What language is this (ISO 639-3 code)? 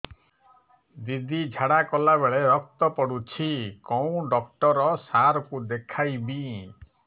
ori